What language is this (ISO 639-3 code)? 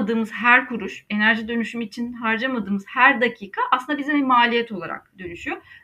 tur